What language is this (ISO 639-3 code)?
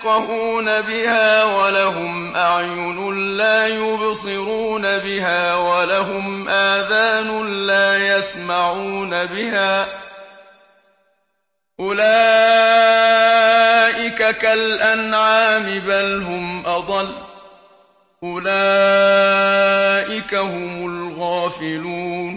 ara